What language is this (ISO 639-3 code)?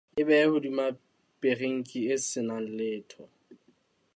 sot